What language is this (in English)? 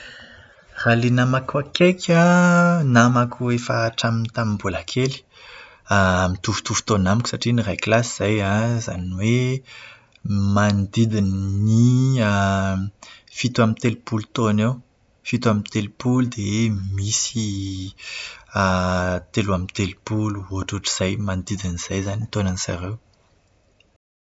Malagasy